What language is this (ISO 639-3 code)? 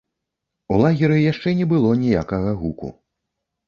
bel